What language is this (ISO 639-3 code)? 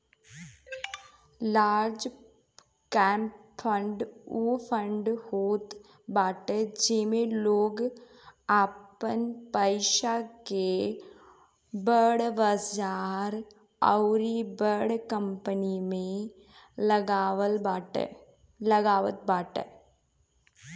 bho